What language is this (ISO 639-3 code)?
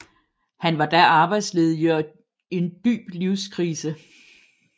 dan